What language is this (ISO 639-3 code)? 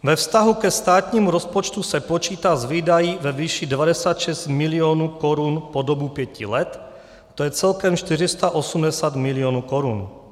ces